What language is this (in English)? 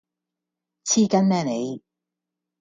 Cantonese